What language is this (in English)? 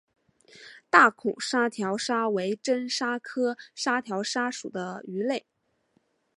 Chinese